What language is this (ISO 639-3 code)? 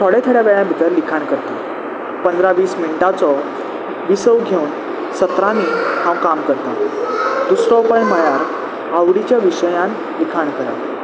kok